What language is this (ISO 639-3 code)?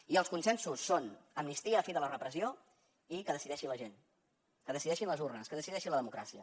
cat